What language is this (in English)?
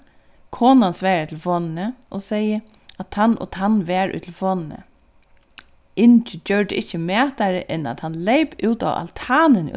Faroese